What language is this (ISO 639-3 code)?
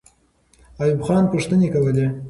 pus